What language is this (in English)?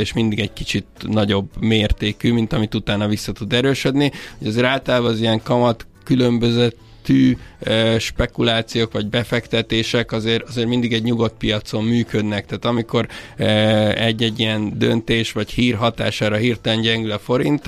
Hungarian